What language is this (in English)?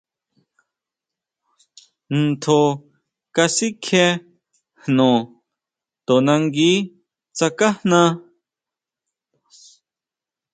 Huautla Mazatec